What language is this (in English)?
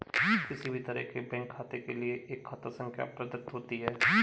Hindi